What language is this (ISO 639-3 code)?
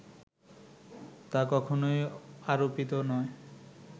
ben